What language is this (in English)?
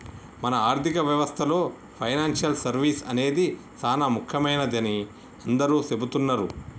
Telugu